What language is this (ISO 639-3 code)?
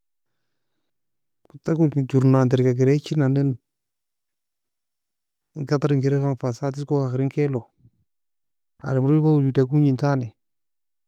fia